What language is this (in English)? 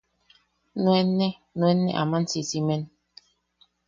Yaqui